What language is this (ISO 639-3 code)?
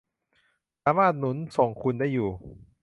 tha